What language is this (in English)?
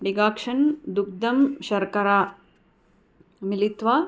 Sanskrit